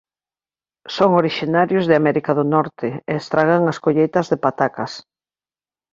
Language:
Galician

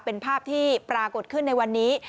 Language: Thai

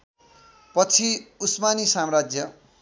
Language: Nepali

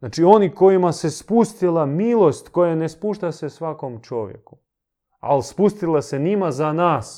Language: Croatian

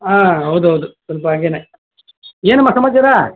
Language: Kannada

